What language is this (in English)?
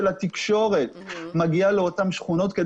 Hebrew